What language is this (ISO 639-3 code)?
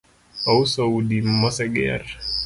luo